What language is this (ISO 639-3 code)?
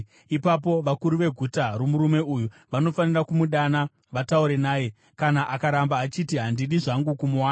sna